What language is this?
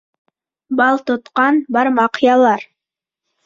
Bashkir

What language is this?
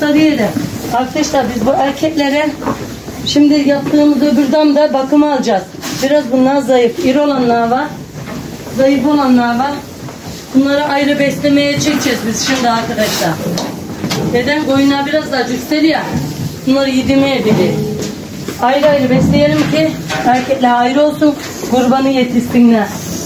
Turkish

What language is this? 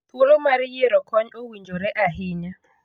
Luo (Kenya and Tanzania)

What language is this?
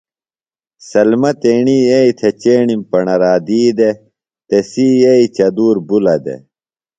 Phalura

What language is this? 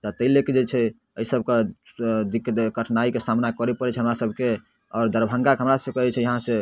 Maithili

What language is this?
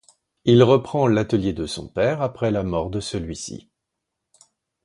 French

